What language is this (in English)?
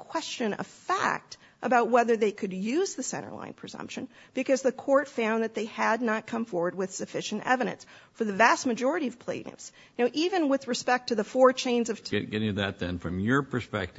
English